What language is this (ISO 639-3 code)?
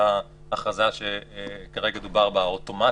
heb